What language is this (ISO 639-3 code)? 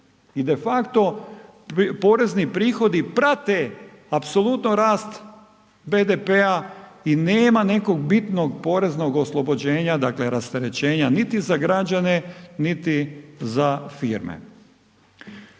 hrv